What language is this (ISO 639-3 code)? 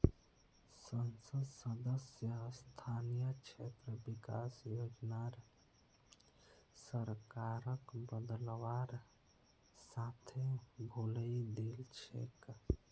mag